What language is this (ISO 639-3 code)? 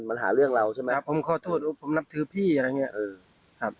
tha